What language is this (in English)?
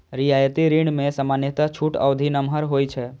Maithili